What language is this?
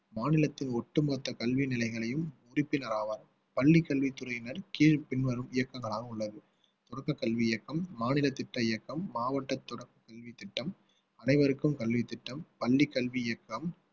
Tamil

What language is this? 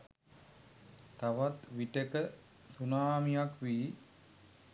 Sinhala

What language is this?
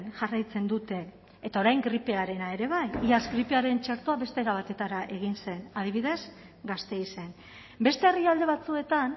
Basque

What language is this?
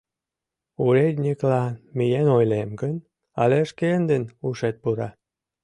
Mari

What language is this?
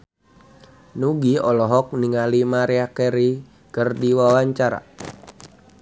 Sundanese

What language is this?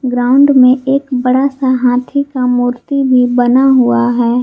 Hindi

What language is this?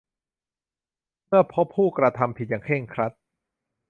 Thai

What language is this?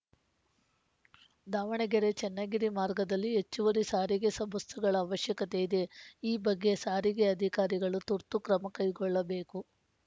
Kannada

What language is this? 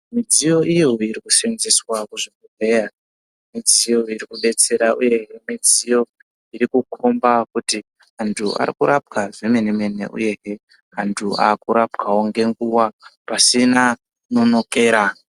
Ndau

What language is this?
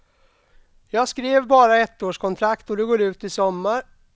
Swedish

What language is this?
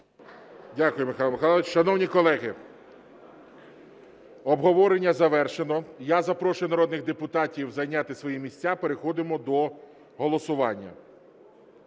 Ukrainian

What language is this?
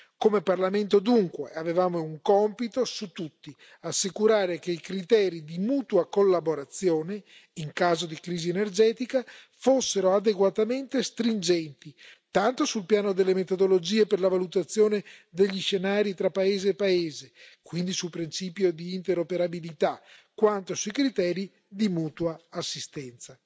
Italian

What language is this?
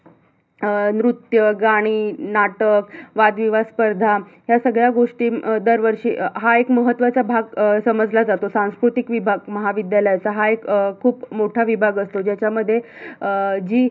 Marathi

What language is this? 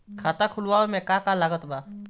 Bhojpuri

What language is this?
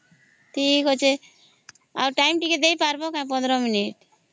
Odia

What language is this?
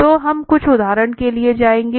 Hindi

